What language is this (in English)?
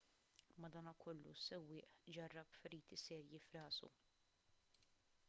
Maltese